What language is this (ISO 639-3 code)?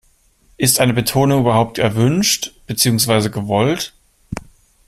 deu